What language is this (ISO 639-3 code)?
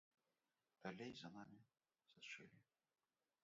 bel